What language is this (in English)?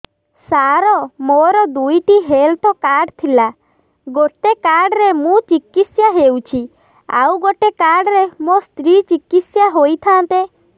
Odia